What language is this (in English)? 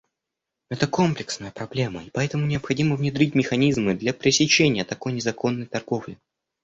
Russian